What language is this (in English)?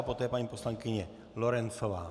Czech